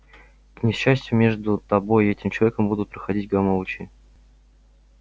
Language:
Russian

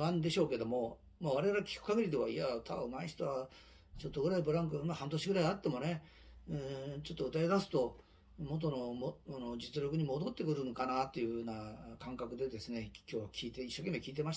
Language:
Japanese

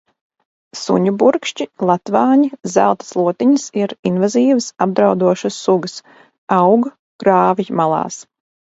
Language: Latvian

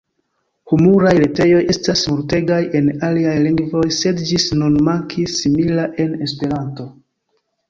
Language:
Esperanto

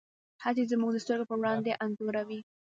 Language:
Pashto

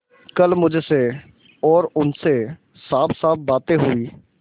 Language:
Hindi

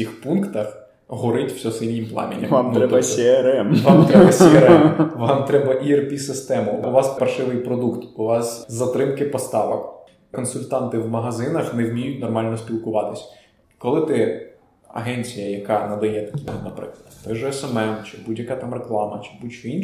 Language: Ukrainian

